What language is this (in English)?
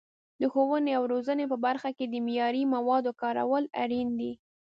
Pashto